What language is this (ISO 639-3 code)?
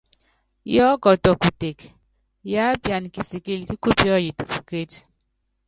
yav